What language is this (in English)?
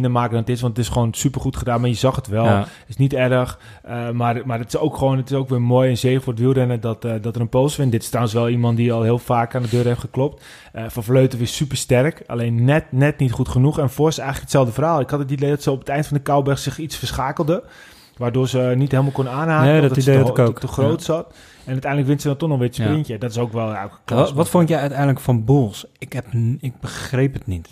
Dutch